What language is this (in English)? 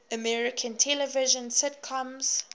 English